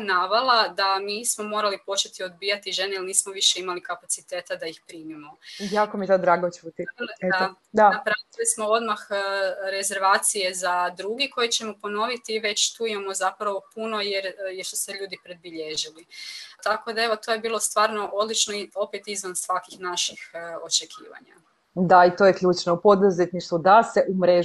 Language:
Croatian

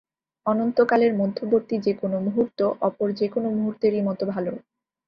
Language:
Bangla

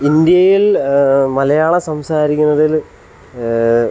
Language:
Malayalam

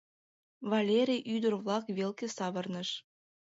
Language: Mari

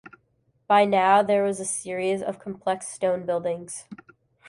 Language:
English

